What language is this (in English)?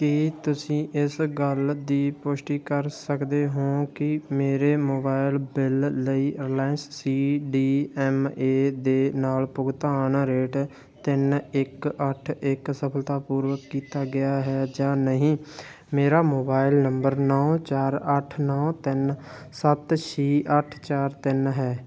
Punjabi